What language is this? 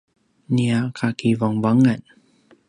Paiwan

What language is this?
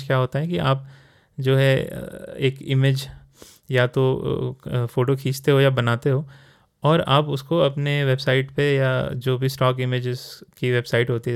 Hindi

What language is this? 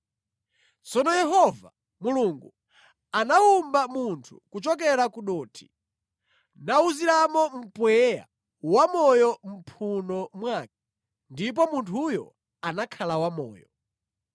Nyanja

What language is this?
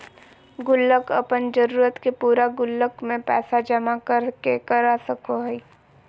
Magahi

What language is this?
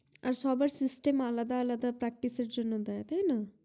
Bangla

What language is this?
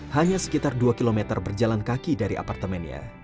Indonesian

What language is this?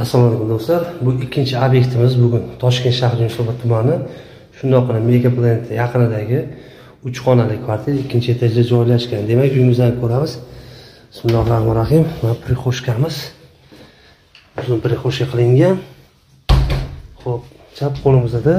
Turkish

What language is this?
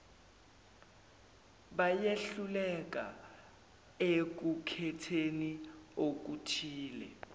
Zulu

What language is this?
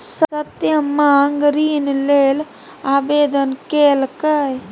Maithili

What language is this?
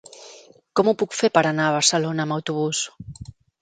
Catalan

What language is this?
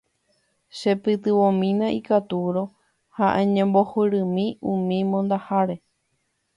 Guarani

